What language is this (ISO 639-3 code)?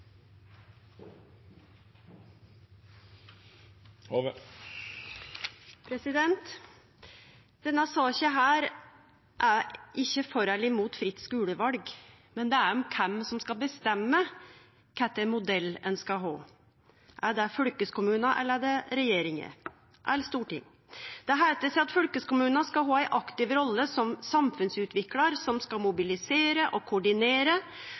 nor